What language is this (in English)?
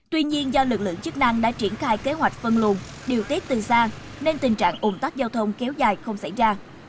Vietnamese